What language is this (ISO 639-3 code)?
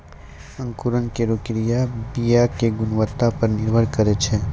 mai